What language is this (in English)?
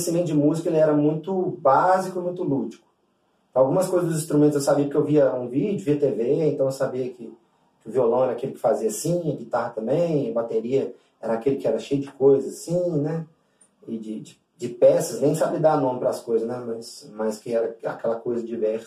Portuguese